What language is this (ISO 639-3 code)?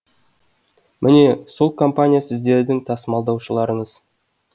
kaz